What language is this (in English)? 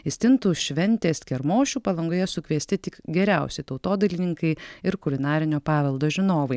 Lithuanian